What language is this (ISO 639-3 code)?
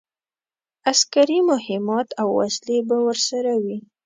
pus